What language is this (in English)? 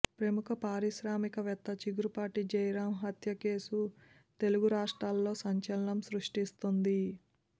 Telugu